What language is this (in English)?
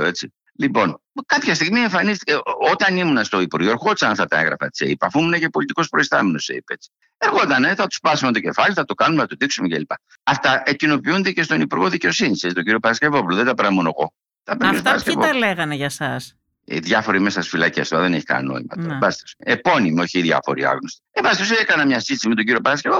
Greek